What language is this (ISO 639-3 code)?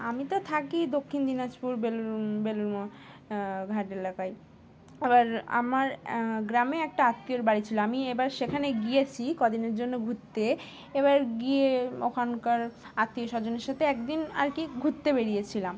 ben